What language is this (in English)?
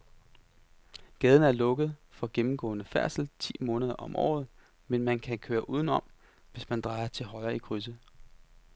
Danish